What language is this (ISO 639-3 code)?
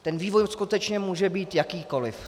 ces